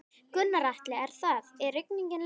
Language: Icelandic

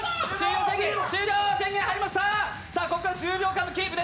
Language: Japanese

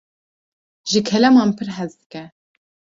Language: Kurdish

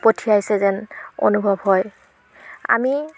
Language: Assamese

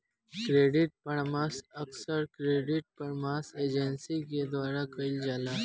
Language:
Bhojpuri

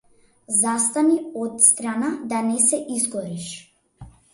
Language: Macedonian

